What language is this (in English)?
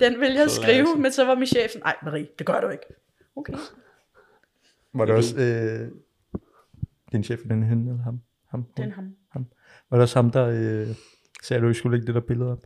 Danish